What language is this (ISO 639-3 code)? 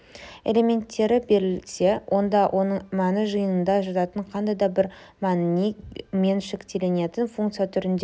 kaz